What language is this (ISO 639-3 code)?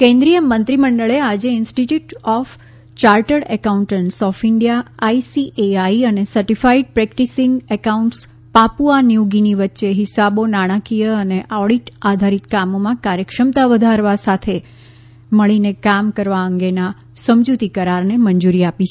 guj